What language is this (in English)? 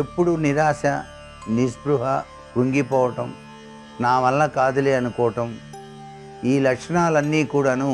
Telugu